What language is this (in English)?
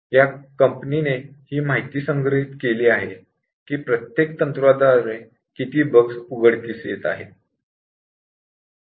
Marathi